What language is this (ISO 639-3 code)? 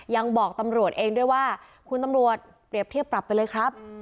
tha